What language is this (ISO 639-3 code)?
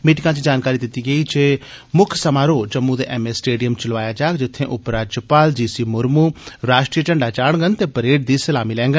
doi